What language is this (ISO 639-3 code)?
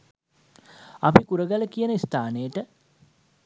sin